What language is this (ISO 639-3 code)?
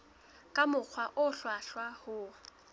sot